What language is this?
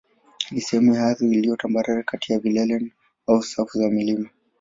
Swahili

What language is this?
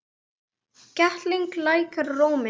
Icelandic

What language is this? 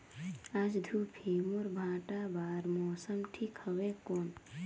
Chhattisgarhi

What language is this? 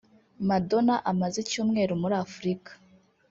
Kinyarwanda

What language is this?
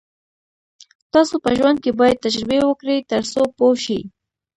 Pashto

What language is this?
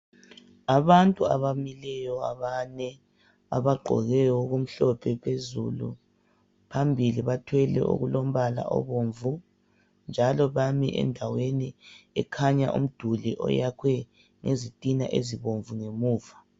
North Ndebele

